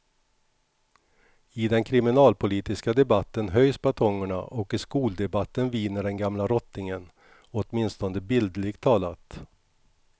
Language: Swedish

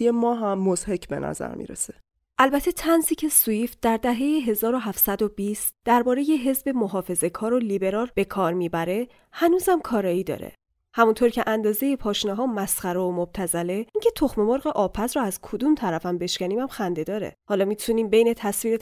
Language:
Persian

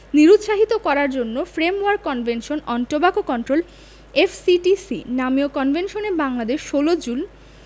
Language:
Bangla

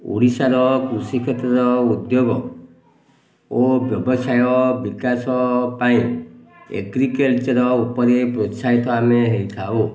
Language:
Odia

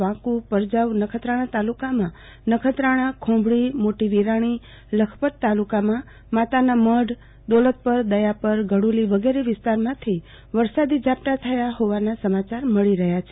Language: Gujarati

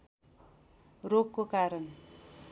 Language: Nepali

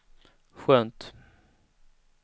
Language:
Swedish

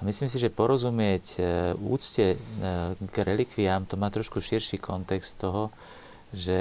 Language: Slovak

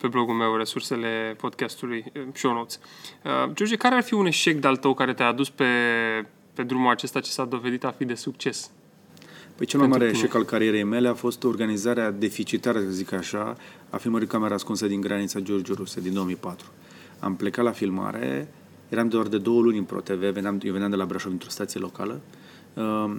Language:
Romanian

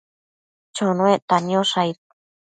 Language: Matsés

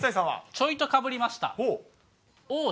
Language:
Japanese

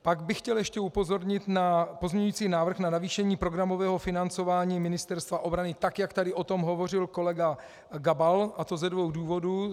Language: Czech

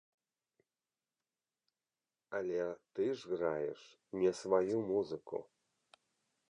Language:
Belarusian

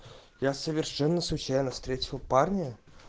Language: Russian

